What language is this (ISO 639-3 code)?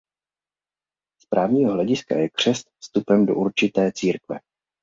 ces